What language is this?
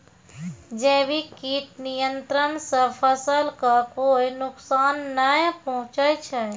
Maithili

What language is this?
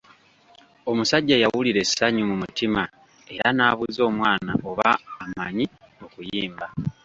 Ganda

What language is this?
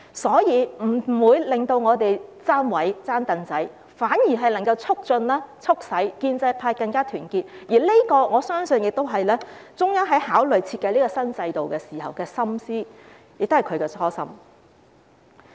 Cantonese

